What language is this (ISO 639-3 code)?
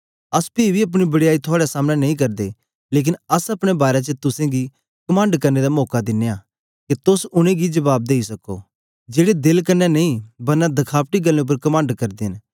doi